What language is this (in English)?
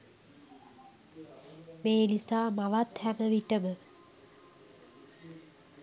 Sinhala